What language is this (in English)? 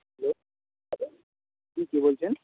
Bangla